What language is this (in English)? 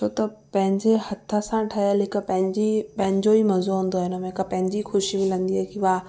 Sindhi